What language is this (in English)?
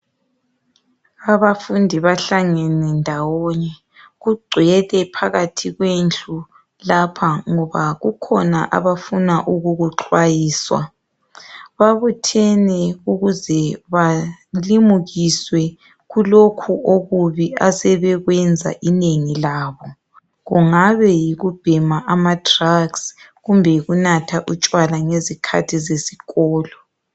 North Ndebele